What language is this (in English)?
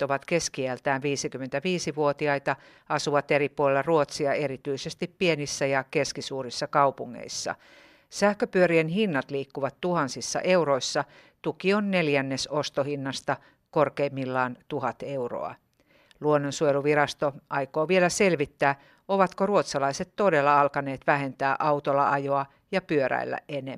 Finnish